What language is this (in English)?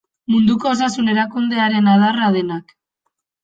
Basque